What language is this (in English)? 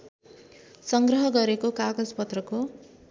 Nepali